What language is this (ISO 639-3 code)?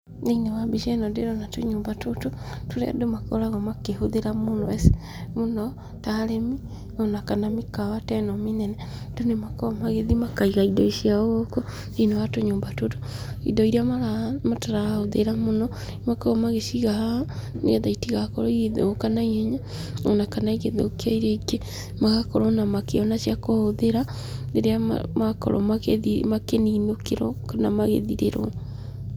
kik